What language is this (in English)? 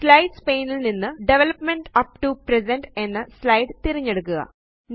Malayalam